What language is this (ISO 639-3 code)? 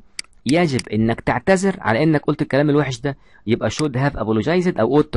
ara